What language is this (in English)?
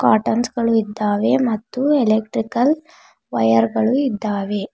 Kannada